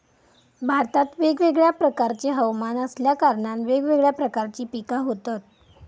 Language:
Marathi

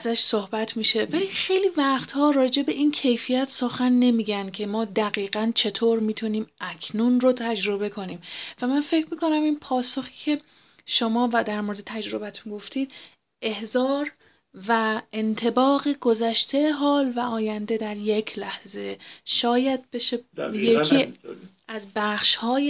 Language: Persian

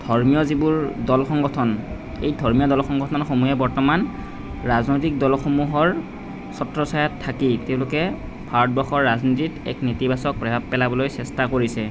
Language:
Assamese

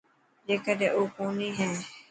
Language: Dhatki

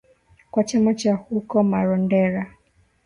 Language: Swahili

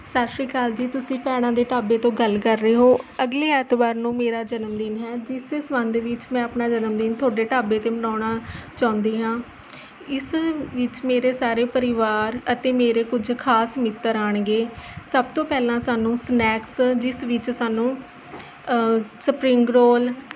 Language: Punjabi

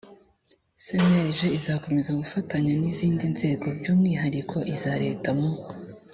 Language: Kinyarwanda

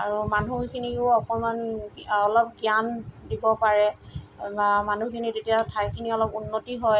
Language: Assamese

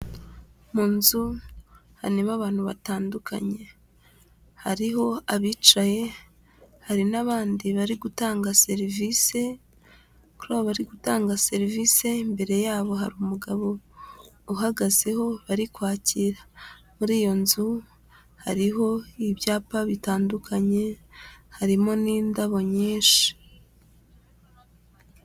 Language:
Kinyarwanda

